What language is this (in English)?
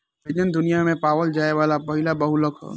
Bhojpuri